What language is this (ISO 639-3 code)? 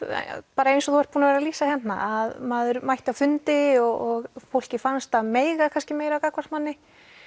isl